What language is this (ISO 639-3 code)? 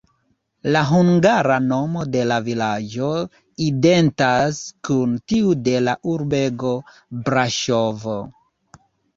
epo